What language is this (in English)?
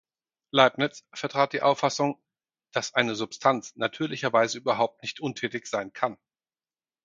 German